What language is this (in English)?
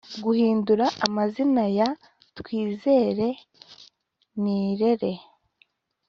Kinyarwanda